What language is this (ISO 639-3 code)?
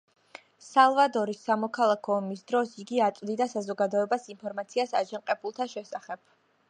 kat